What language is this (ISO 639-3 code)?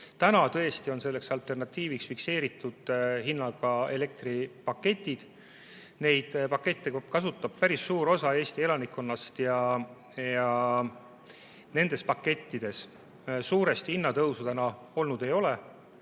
est